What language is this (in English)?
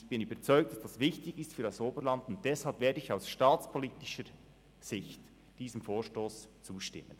Swiss German